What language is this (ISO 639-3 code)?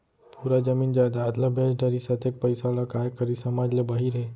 hne